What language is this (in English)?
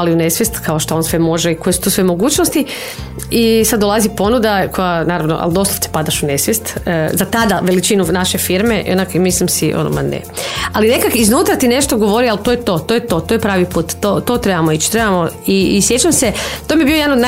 Croatian